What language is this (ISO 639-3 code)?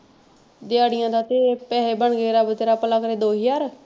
pan